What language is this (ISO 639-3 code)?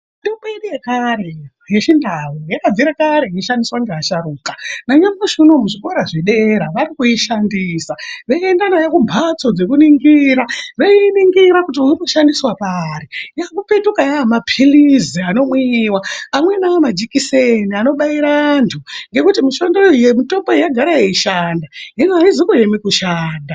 ndc